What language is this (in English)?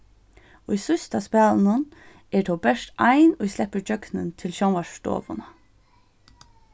Faroese